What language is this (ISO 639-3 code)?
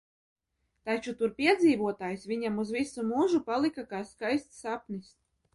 lav